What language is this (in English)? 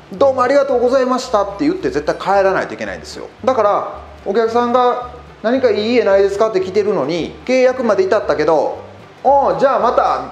Japanese